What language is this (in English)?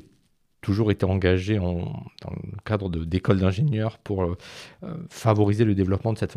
French